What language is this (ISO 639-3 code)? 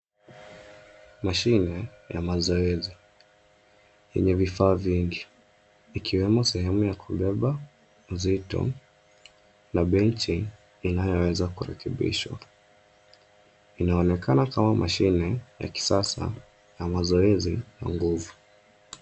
swa